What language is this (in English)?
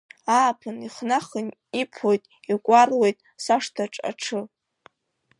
Abkhazian